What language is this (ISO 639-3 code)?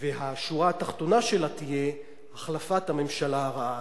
heb